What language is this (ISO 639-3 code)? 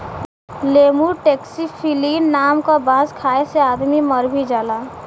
bho